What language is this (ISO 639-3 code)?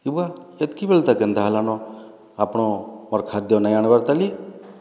ori